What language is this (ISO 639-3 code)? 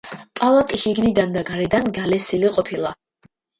kat